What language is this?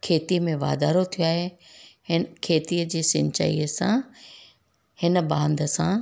Sindhi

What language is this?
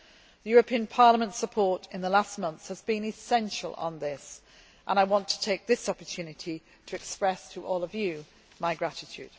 English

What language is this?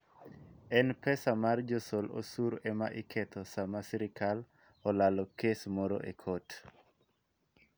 Luo (Kenya and Tanzania)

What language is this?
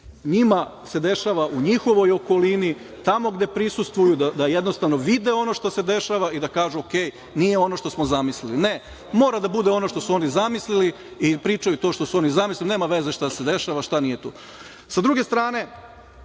Serbian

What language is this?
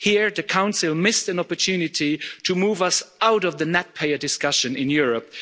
English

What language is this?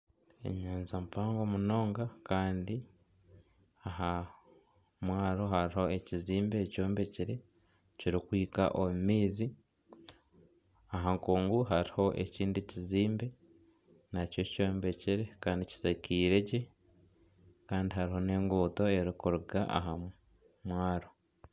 Nyankole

